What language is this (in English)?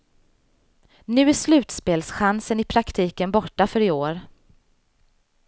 Swedish